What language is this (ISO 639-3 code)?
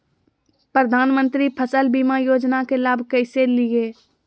mag